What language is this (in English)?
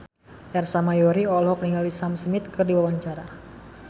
Sundanese